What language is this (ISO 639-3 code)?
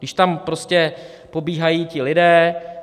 ces